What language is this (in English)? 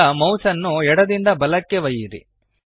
Kannada